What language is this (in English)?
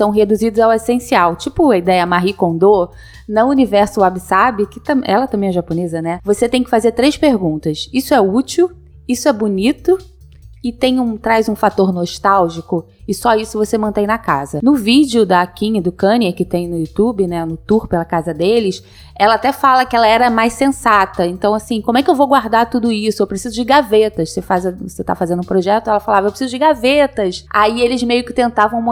Portuguese